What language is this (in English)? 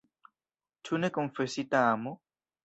Esperanto